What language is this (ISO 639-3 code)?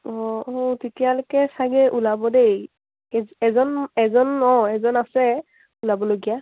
asm